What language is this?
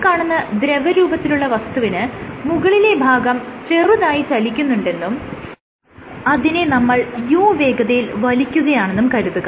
Malayalam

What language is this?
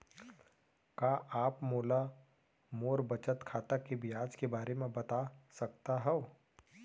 Chhattisgarhi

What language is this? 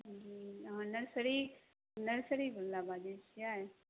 Maithili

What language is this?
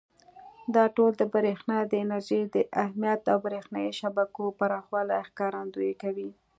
Pashto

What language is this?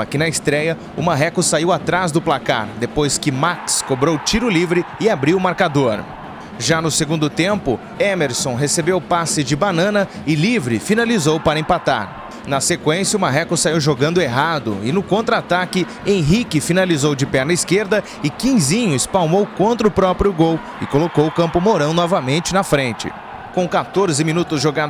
Portuguese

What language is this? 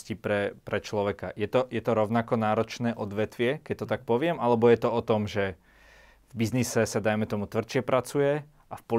Slovak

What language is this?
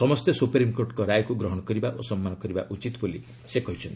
Odia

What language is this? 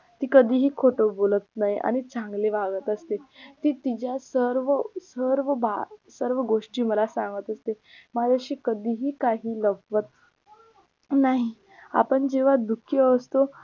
Marathi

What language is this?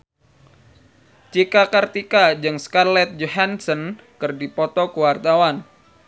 Sundanese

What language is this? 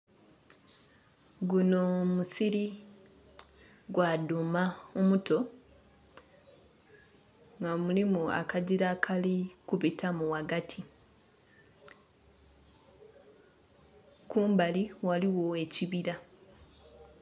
Soga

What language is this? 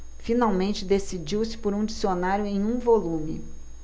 Portuguese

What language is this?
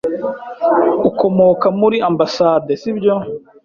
Kinyarwanda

